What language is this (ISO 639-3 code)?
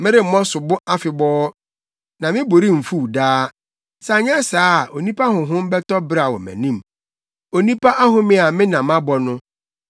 aka